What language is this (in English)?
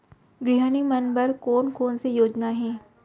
Chhattisgarhi